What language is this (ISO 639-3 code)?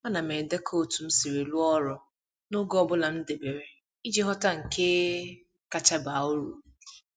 ibo